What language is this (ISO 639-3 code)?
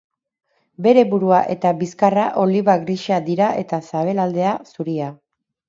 eus